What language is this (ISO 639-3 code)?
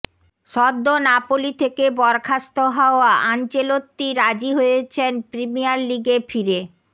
ben